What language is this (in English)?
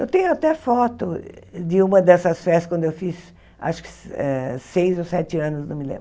Portuguese